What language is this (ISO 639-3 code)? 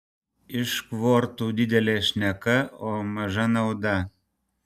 lit